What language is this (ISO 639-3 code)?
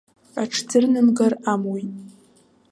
abk